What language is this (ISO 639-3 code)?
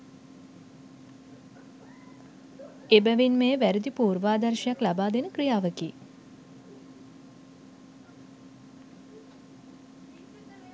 sin